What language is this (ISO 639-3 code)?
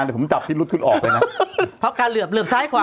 tha